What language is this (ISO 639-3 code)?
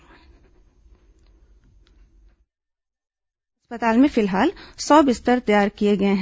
hin